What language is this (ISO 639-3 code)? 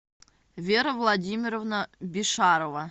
rus